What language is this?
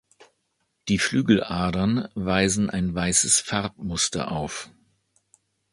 German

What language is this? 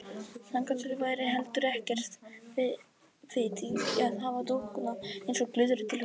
Icelandic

